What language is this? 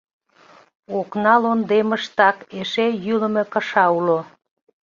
Mari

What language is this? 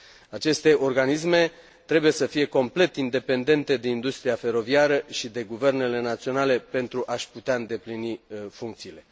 Romanian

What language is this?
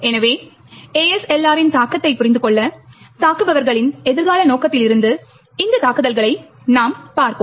Tamil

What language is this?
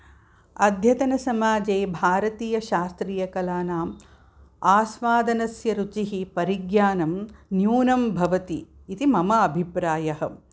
Sanskrit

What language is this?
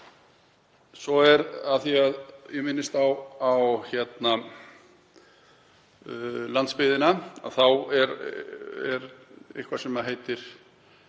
Icelandic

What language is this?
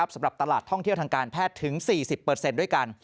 Thai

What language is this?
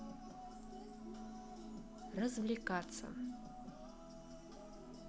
Russian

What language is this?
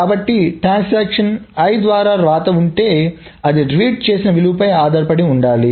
Telugu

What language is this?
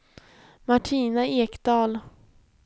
Swedish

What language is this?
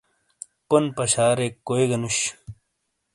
Shina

